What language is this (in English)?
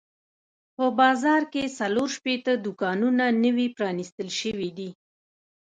Pashto